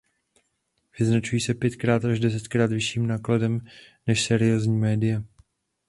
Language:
Czech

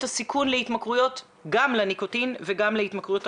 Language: Hebrew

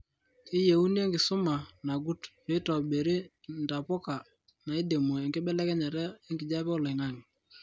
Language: Masai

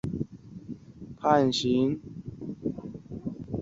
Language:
Chinese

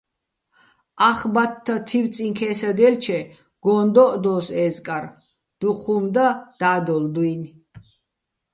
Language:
Bats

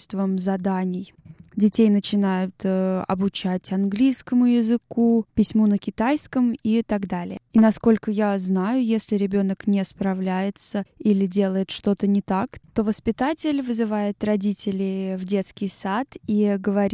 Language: Russian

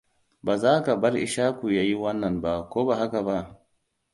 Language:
Hausa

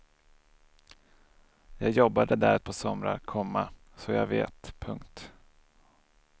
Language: Swedish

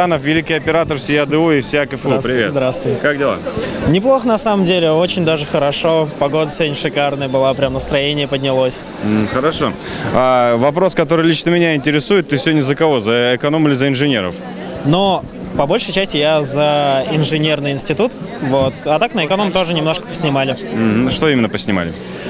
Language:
Russian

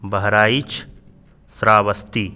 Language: Sanskrit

